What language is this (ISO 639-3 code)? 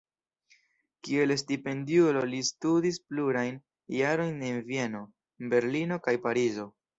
epo